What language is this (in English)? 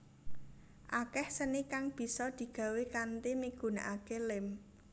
Javanese